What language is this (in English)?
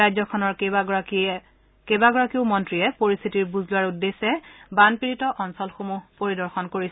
Assamese